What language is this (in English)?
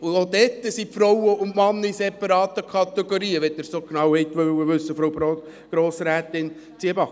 Swiss German